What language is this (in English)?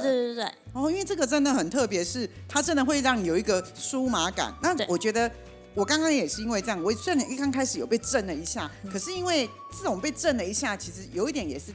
Chinese